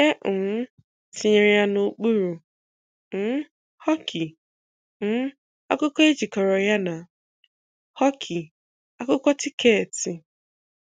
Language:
Igbo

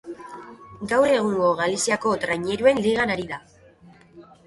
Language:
Basque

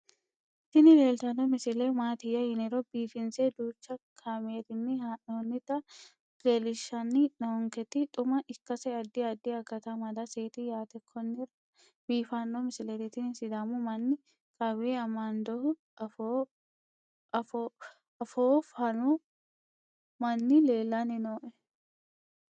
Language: Sidamo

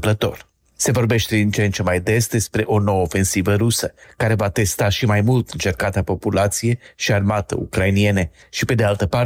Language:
Romanian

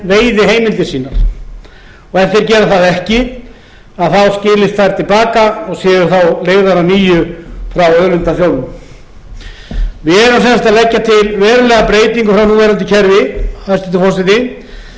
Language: Icelandic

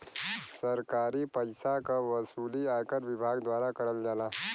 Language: Bhojpuri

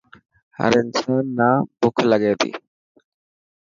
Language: Dhatki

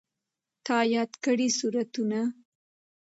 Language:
Pashto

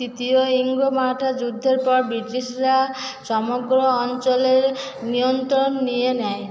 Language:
Bangla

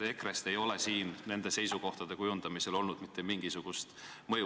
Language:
Estonian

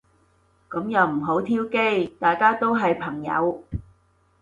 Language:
Cantonese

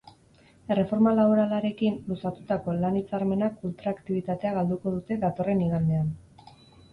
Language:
Basque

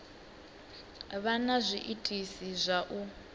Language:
Venda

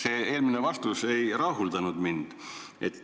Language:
Estonian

